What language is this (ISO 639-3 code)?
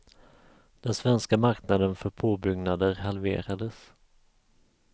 swe